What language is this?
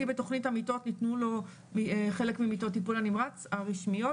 Hebrew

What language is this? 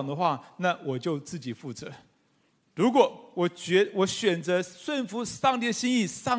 Chinese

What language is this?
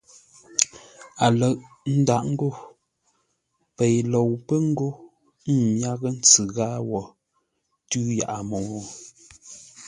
Ngombale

